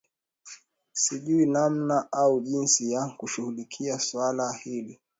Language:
Swahili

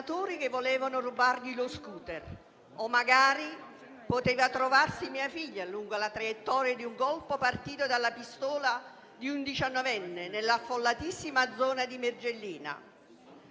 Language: Italian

